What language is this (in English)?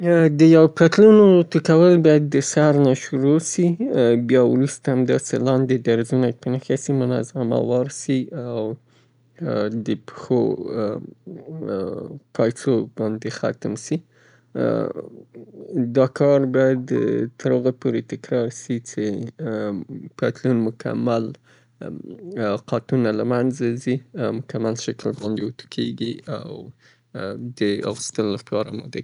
Southern Pashto